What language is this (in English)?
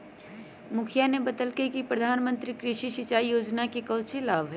Magahi